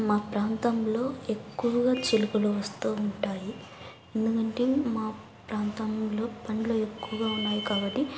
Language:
Telugu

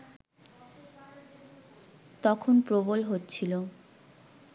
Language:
Bangla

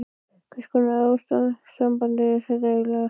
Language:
Icelandic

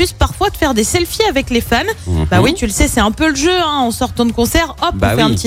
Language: French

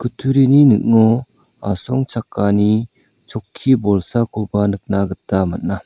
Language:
Garo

